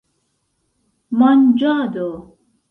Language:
Esperanto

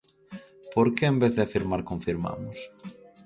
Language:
Galician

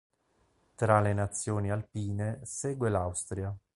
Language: Italian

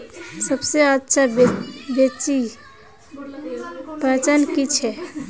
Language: Magahi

